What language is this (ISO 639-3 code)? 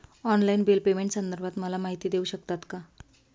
mar